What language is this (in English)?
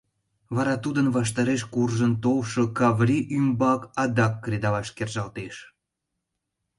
Mari